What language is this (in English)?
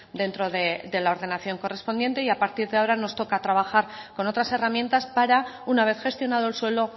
Spanish